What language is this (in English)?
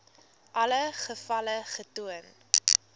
Afrikaans